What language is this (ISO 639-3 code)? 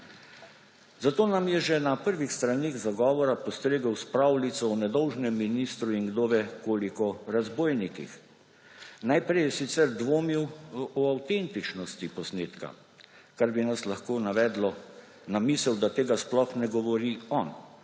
slv